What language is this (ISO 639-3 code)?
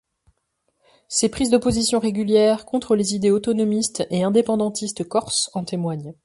fra